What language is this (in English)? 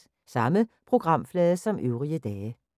Danish